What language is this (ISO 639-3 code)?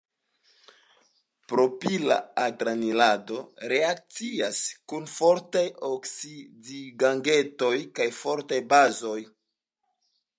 epo